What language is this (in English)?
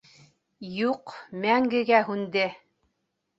Bashkir